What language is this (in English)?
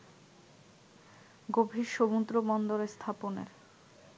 Bangla